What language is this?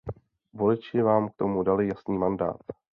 Czech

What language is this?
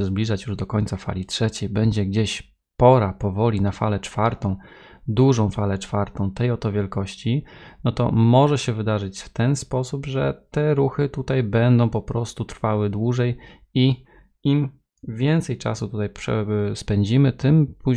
Polish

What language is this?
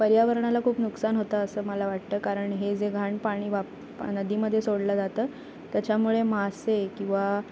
Marathi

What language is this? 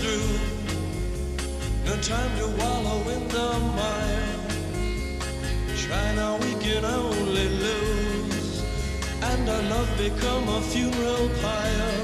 Spanish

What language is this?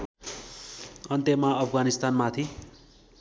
Nepali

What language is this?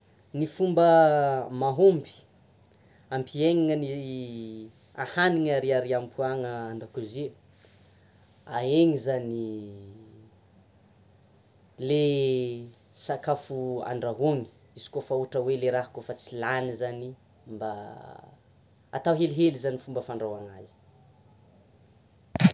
Tsimihety Malagasy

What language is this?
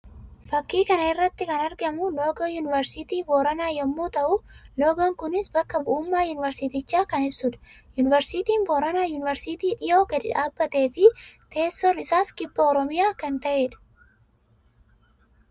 Oromo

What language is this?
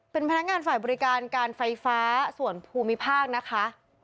Thai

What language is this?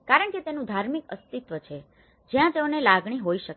Gujarati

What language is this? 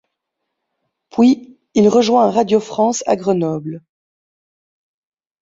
French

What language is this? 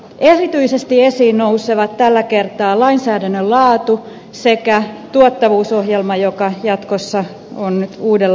Finnish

